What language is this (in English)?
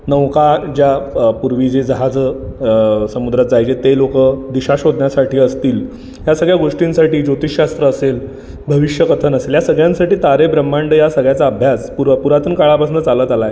Marathi